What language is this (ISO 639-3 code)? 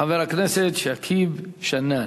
heb